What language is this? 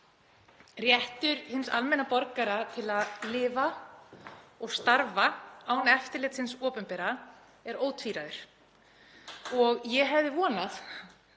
Icelandic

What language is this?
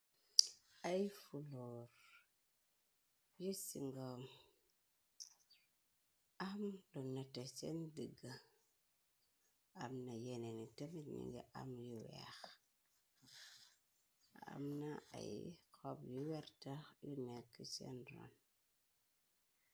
Wolof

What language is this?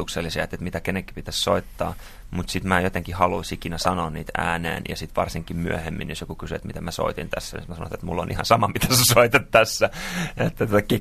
Finnish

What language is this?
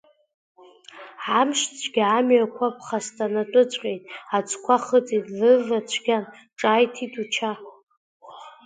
Abkhazian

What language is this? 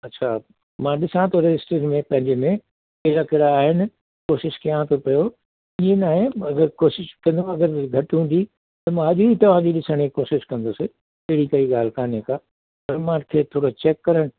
Sindhi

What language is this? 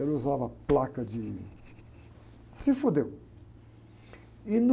Portuguese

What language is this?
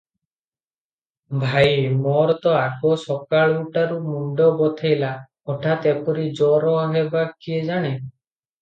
Odia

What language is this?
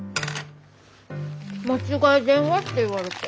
Japanese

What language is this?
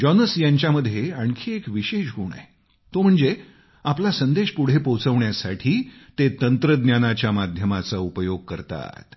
Marathi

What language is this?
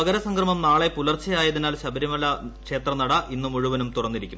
Malayalam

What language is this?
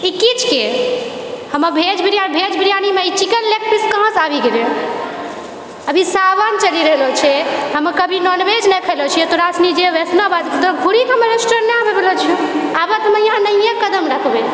Maithili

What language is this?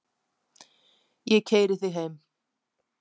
Icelandic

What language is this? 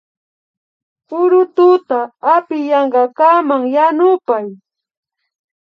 Imbabura Highland Quichua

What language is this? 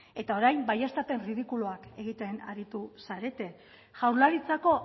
Basque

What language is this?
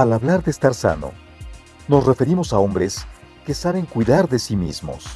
Spanish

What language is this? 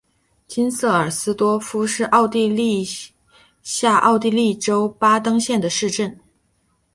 Chinese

